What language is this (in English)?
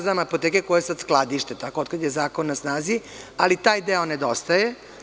Serbian